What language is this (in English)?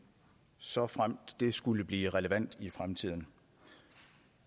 Danish